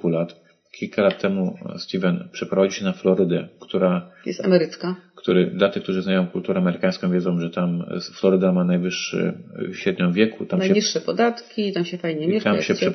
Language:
Polish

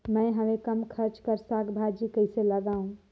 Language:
Chhattisgarhi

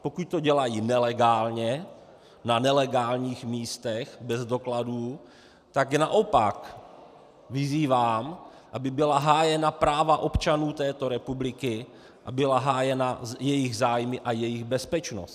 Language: Czech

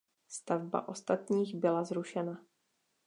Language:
Czech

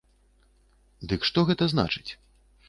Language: Belarusian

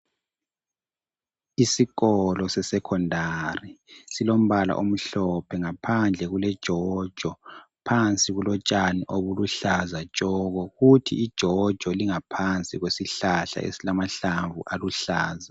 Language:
North Ndebele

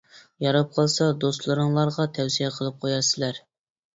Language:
Uyghur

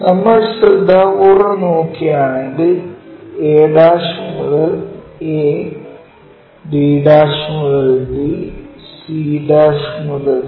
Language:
Malayalam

